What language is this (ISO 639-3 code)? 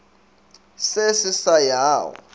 nso